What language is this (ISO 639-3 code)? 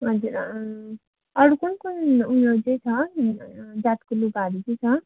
nep